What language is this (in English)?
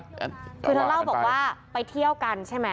Thai